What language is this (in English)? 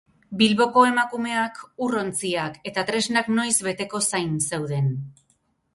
Basque